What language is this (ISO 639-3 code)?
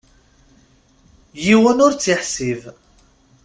kab